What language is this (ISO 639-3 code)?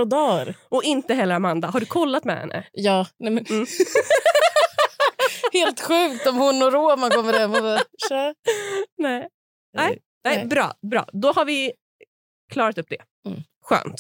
swe